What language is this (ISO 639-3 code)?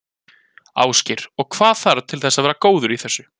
isl